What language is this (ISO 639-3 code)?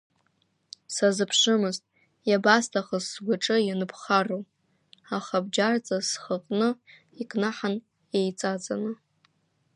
abk